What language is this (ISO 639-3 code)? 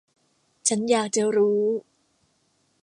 tha